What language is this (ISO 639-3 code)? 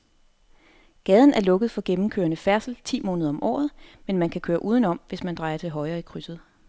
dan